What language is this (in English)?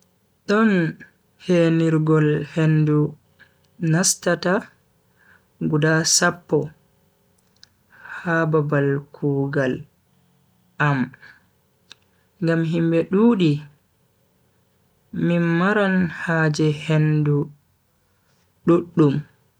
Bagirmi Fulfulde